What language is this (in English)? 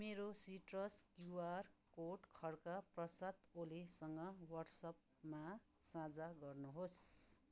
Nepali